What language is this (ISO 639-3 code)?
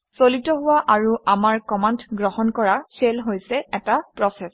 asm